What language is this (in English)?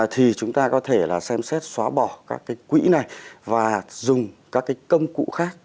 Vietnamese